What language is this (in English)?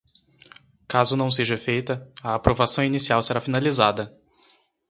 Portuguese